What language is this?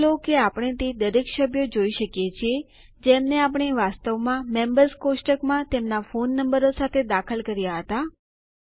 Gujarati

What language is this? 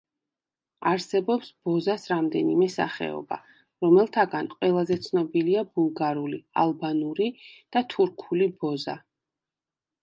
Georgian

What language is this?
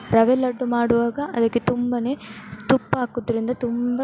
Kannada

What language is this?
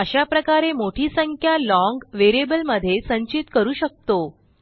Marathi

